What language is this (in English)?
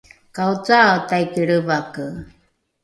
Rukai